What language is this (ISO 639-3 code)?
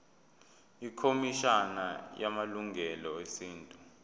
zul